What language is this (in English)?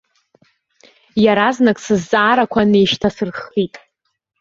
Abkhazian